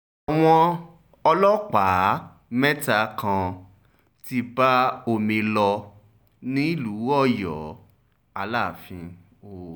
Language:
Yoruba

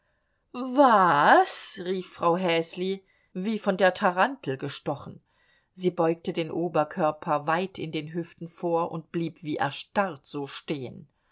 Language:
German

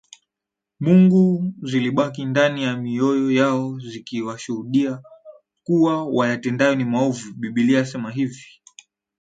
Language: Swahili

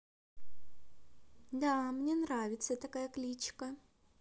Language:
Russian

